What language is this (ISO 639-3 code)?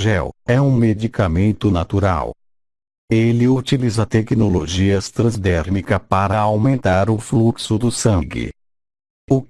por